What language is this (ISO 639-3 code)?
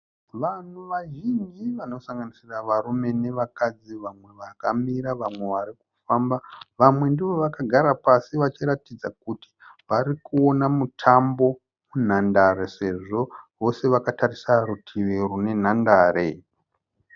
sna